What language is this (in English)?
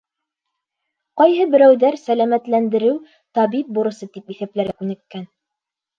Bashkir